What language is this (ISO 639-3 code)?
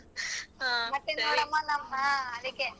kan